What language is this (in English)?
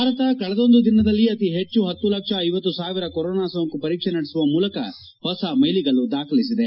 Kannada